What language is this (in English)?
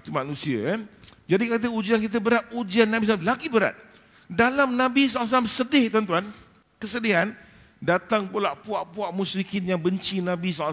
Malay